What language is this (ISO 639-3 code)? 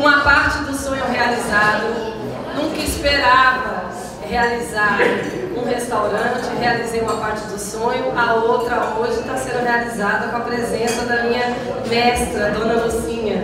por